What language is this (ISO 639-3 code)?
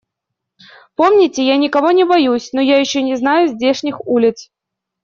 rus